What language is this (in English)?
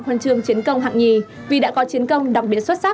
Vietnamese